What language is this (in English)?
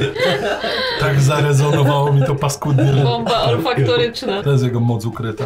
Polish